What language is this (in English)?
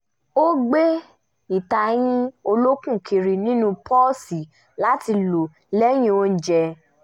Yoruba